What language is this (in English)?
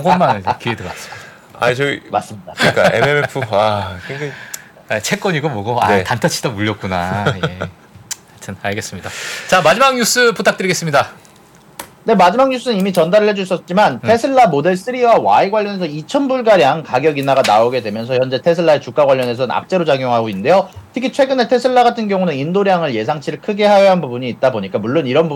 Korean